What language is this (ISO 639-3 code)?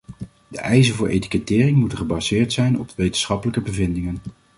nld